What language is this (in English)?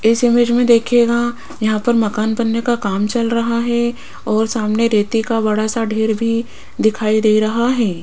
Hindi